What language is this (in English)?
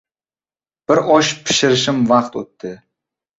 Uzbek